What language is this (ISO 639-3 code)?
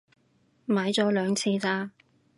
yue